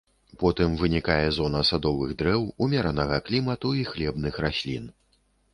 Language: Belarusian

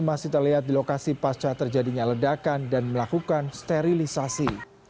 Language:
Indonesian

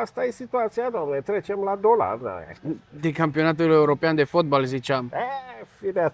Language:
Romanian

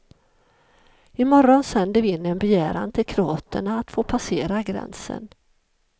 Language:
Swedish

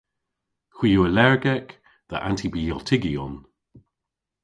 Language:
Cornish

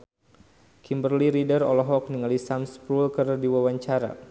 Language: Sundanese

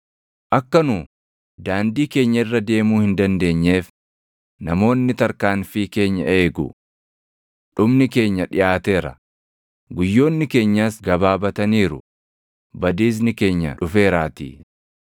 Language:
Oromo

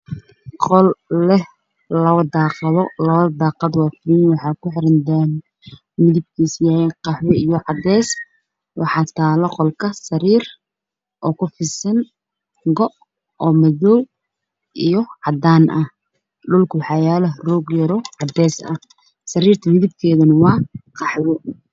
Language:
Somali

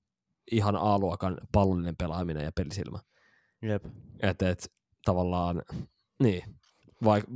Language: Finnish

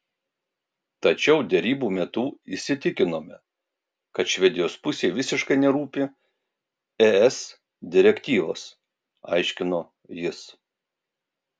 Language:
Lithuanian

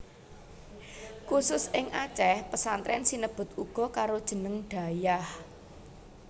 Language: Javanese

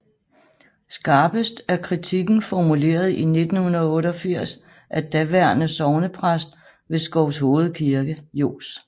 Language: Danish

